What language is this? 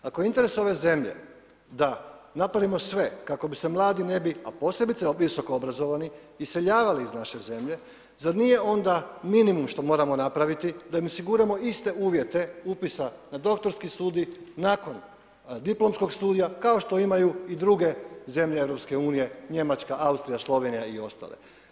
Croatian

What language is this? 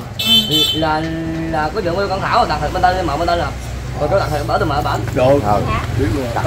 Vietnamese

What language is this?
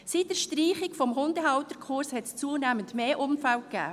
Swiss German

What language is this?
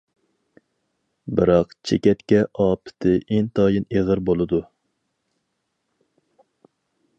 Uyghur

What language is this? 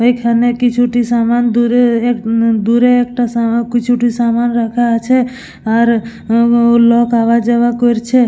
Bangla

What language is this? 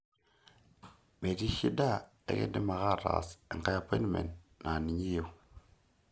Masai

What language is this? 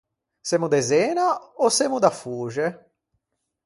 Ligurian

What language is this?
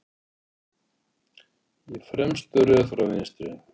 Icelandic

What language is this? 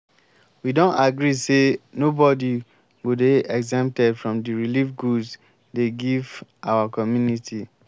Nigerian Pidgin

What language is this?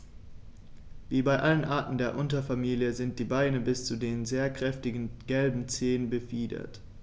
German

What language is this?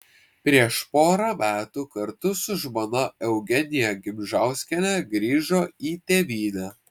Lithuanian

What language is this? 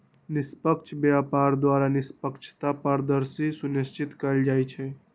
Magahi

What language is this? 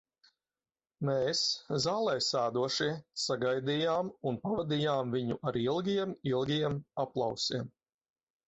Latvian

